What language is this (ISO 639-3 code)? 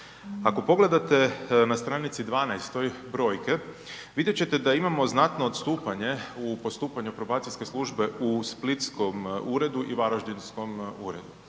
hrv